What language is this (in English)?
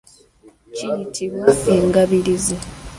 Ganda